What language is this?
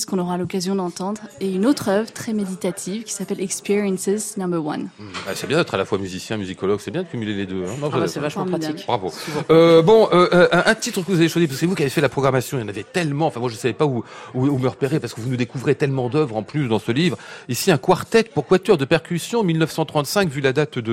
French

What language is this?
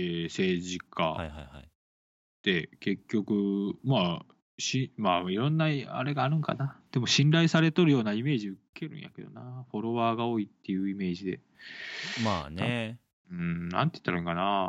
Japanese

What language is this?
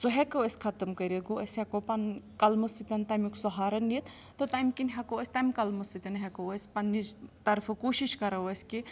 Kashmiri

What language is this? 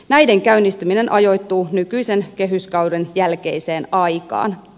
Finnish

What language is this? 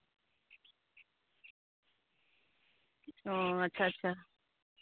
Santali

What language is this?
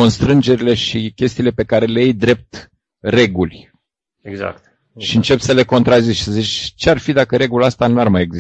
Romanian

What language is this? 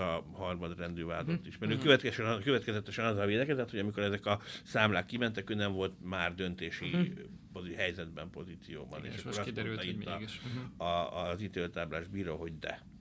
Hungarian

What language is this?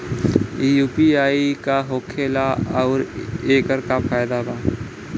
Bhojpuri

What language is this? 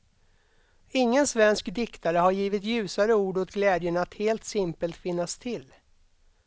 Swedish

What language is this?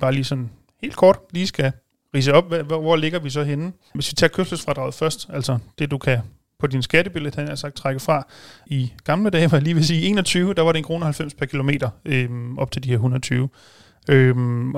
Danish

